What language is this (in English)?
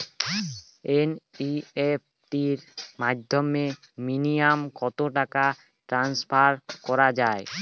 Bangla